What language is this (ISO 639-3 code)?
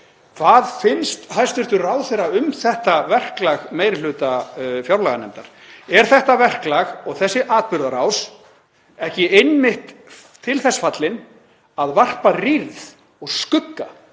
isl